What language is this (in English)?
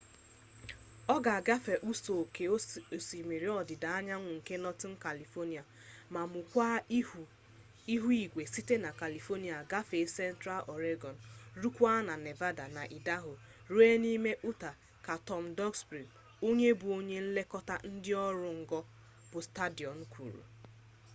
Igbo